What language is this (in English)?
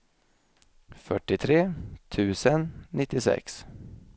Swedish